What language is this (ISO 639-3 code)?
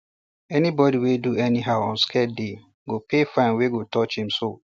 pcm